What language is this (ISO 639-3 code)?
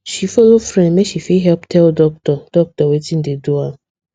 pcm